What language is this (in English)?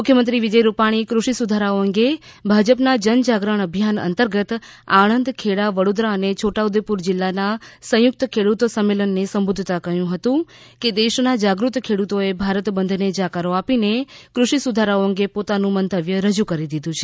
Gujarati